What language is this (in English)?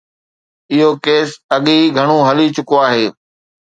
Sindhi